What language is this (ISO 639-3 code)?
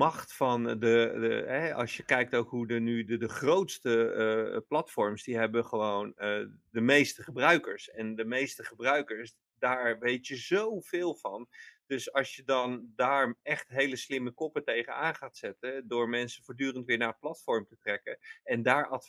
nld